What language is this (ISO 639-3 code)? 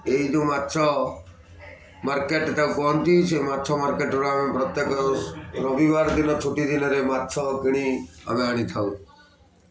ori